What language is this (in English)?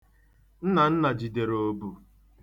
Igbo